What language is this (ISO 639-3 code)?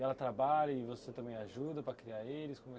por